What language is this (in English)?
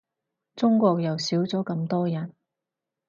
Cantonese